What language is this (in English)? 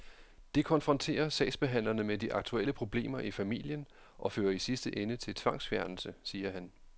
Danish